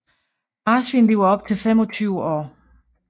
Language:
Danish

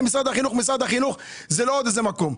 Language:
Hebrew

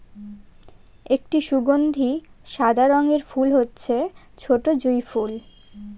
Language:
Bangla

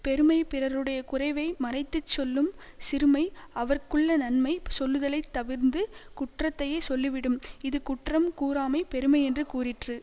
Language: Tamil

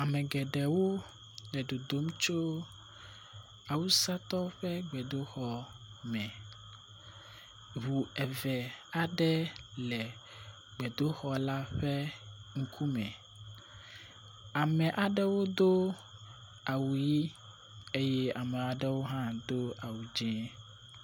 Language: Ewe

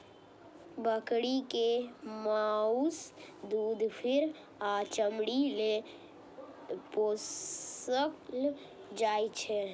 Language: Maithili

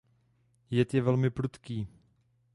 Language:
Czech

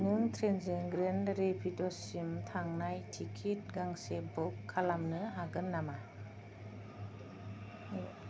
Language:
Bodo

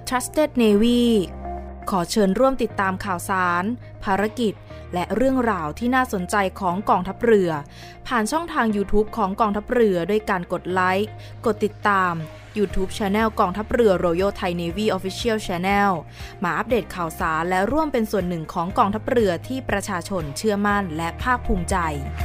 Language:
Thai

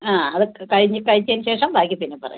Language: Malayalam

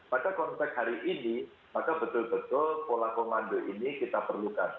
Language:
Indonesian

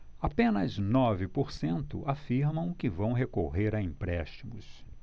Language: Portuguese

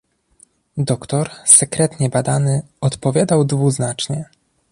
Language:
Polish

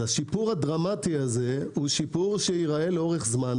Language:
Hebrew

